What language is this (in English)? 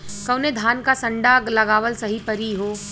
Bhojpuri